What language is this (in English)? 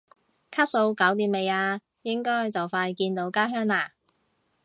Cantonese